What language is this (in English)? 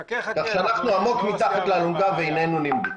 Hebrew